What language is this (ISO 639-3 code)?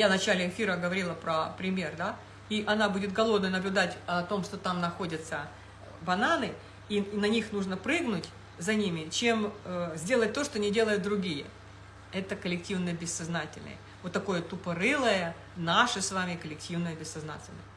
rus